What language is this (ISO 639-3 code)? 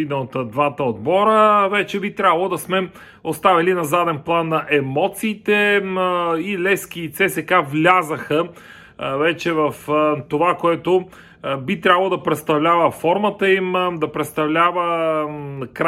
bul